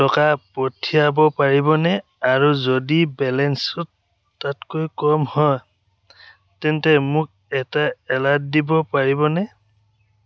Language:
Assamese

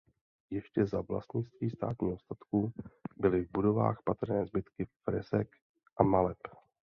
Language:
Czech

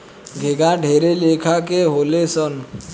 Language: Bhojpuri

